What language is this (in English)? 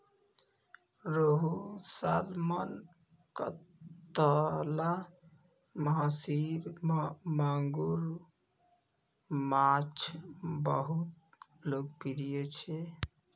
Maithili